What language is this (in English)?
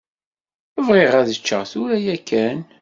Kabyle